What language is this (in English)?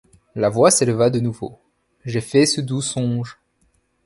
French